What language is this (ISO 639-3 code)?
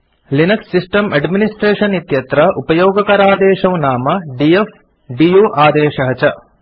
san